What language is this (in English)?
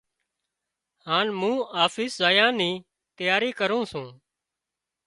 Wadiyara Koli